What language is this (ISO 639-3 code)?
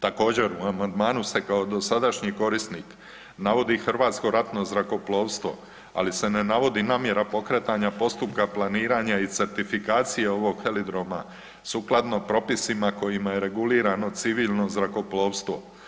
hrv